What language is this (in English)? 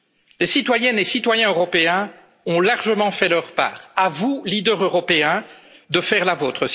French